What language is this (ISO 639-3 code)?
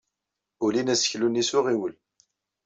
kab